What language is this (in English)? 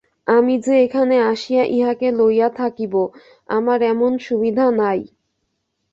Bangla